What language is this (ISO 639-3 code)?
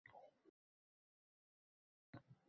uzb